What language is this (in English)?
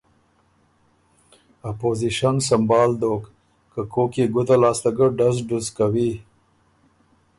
Ormuri